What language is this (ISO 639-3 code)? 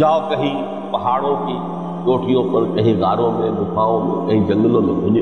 urd